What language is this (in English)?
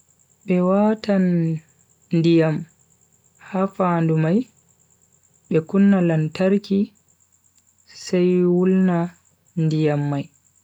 Bagirmi Fulfulde